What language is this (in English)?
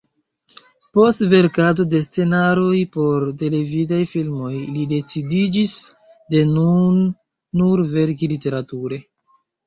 Esperanto